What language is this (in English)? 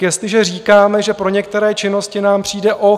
Czech